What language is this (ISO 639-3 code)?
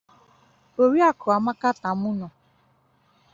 ibo